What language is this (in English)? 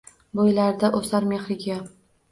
Uzbek